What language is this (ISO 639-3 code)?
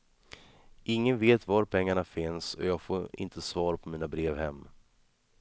swe